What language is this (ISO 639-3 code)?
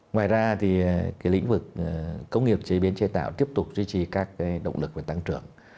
vie